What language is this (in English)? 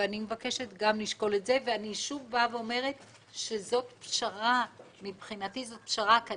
Hebrew